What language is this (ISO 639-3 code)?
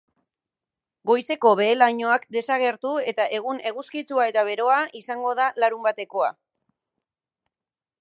eus